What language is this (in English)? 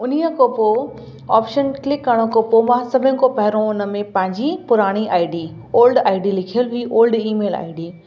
Sindhi